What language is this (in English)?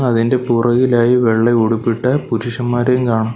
Malayalam